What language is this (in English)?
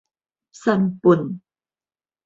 Min Nan Chinese